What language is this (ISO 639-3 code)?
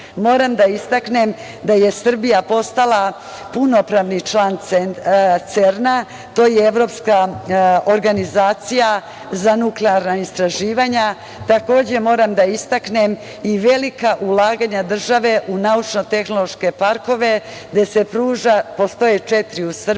srp